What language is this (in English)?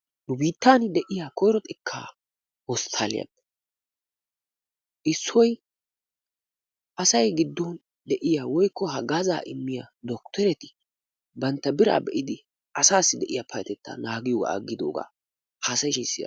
Wolaytta